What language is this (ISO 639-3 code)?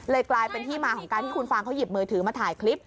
tha